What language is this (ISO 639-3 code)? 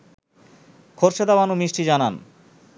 ben